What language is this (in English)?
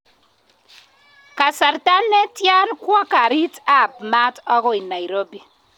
Kalenjin